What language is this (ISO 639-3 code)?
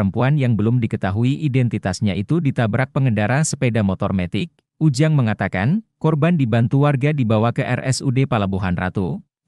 ind